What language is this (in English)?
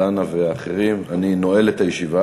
Hebrew